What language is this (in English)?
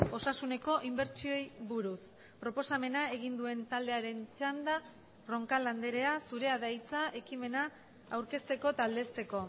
Basque